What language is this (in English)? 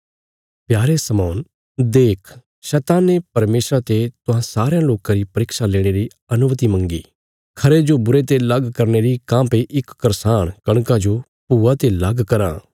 Bilaspuri